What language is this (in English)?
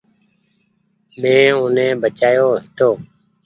Goaria